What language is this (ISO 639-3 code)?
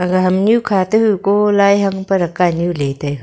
nnp